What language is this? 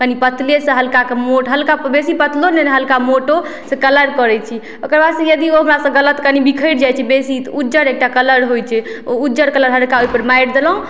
Maithili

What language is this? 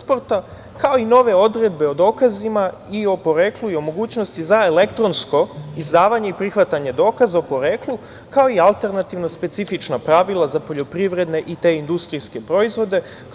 Serbian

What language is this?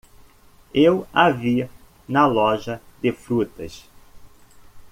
Portuguese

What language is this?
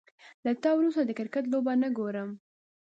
Pashto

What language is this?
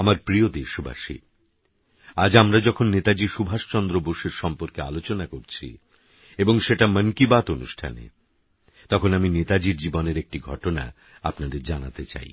Bangla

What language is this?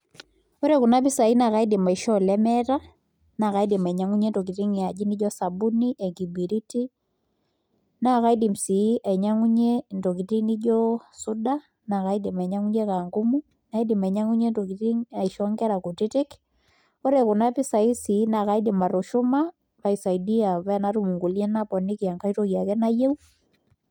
Masai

